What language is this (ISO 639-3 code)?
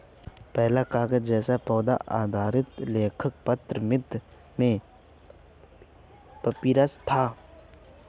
hin